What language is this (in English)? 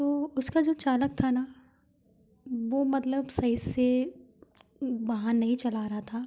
Hindi